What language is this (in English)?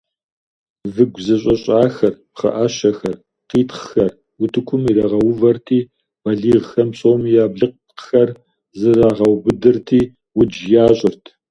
Kabardian